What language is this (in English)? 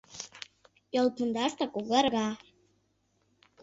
Mari